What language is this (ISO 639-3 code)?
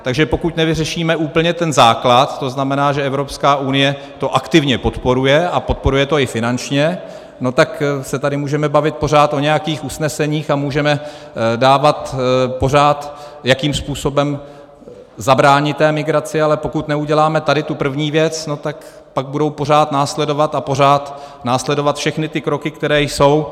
ces